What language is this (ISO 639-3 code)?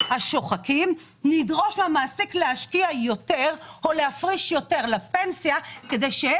heb